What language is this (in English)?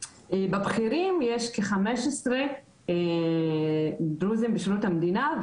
Hebrew